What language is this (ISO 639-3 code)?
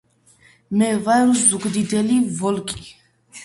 kat